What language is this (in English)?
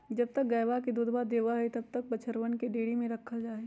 Magahi